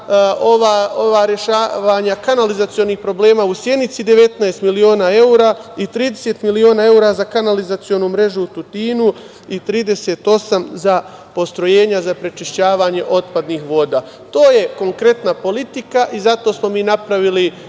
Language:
Serbian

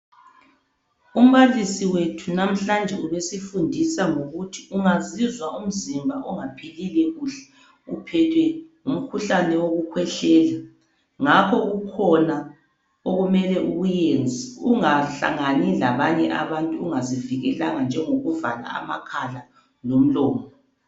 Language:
North Ndebele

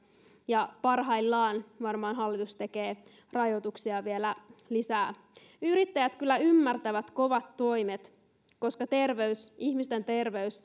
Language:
Finnish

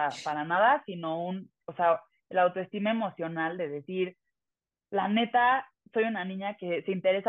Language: Spanish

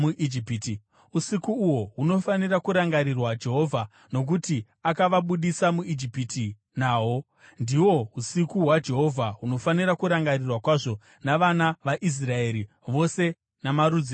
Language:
Shona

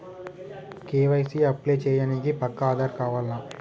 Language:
Telugu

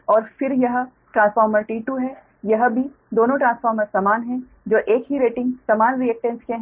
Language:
Hindi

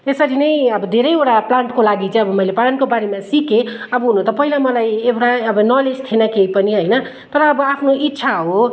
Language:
Nepali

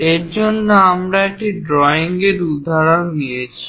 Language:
Bangla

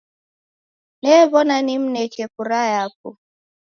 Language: Taita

